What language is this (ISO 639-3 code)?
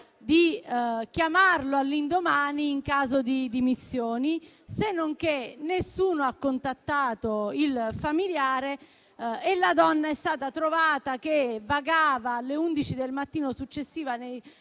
ita